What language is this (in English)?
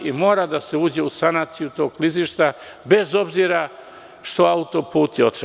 Serbian